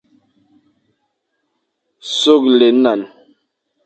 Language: Fang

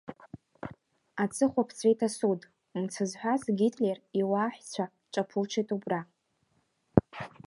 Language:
Abkhazian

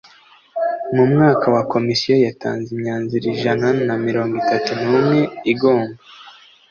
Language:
Kinyarwanda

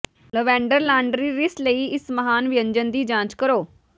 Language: Punjabi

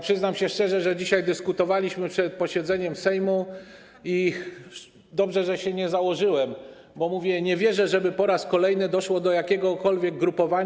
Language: Polish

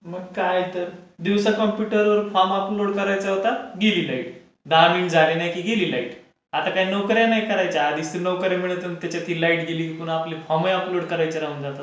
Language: Marathi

